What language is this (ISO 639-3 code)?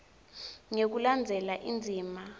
ssw